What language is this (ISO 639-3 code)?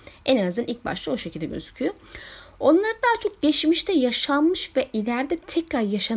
tur